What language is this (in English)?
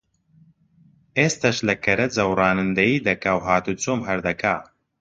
Central Kurdish